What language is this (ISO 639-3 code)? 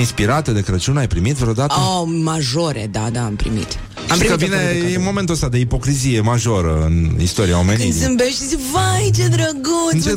ron